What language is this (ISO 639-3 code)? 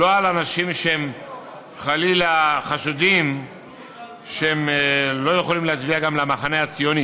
heb